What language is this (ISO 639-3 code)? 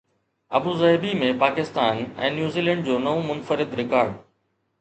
snd